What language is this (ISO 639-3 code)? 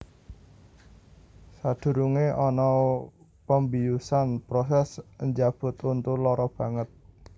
jav